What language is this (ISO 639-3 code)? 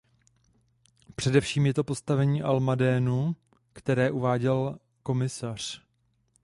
ces